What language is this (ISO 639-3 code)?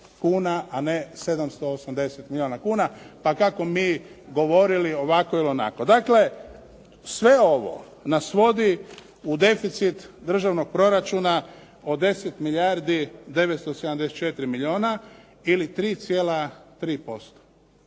hrv